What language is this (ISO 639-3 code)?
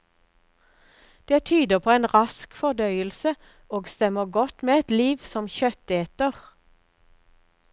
nor